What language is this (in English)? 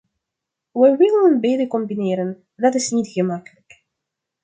Dutch